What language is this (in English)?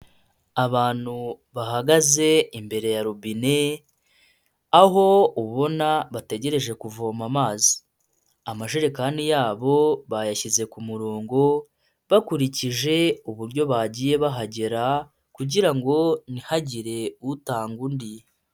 Kinyarwanda